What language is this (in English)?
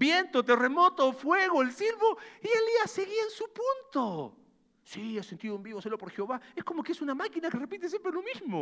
Spanish